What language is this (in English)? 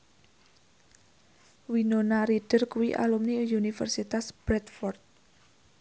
Javanese